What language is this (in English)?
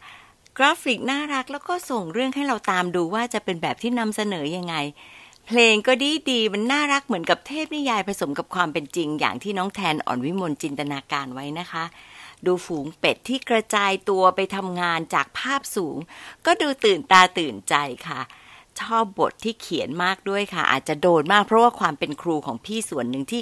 Thai